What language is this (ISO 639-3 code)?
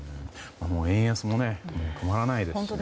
jpn